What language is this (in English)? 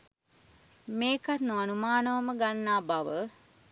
Sinhala